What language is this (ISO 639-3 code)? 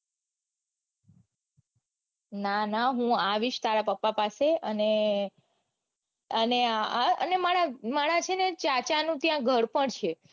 guj